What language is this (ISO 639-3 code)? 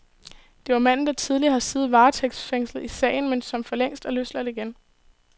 dan